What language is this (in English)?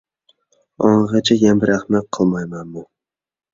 Uyghur